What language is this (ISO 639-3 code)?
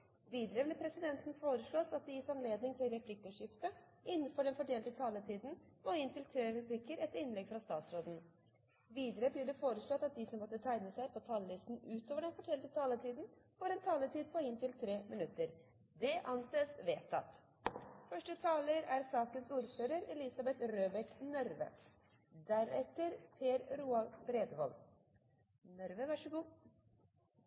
nob